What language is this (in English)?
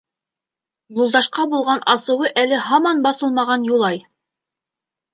Bashkir